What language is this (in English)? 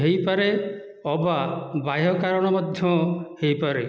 Odia